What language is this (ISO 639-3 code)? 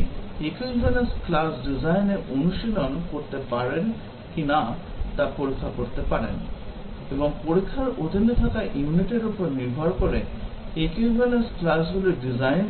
ben